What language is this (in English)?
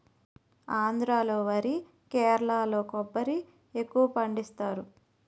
Telugu